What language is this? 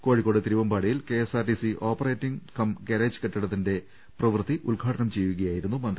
Malayalam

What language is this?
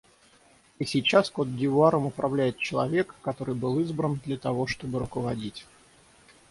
Russian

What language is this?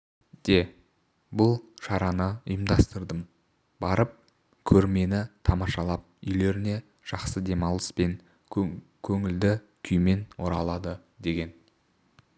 Kazakh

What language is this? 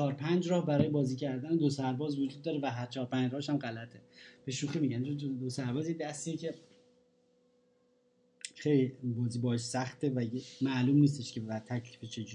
Persian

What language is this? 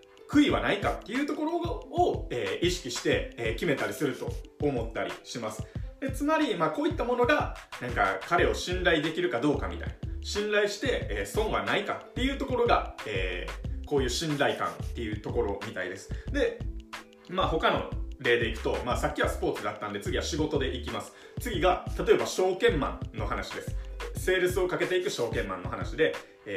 Japanese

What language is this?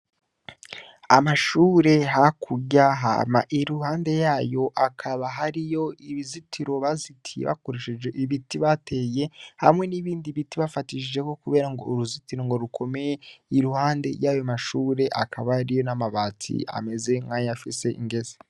Rundi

